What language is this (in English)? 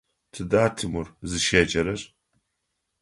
Adyghe